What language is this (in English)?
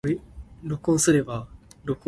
Min Nan Chinese